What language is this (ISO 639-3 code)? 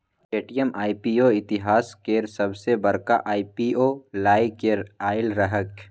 mai